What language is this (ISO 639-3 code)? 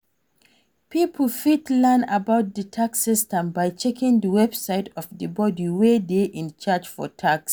pcm